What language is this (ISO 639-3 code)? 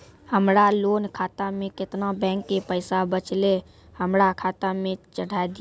mai